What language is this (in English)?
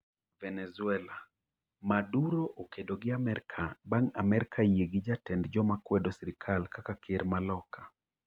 Luo (Kenya and Tanzania)